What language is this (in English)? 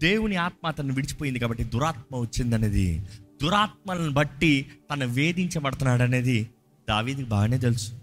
Telugu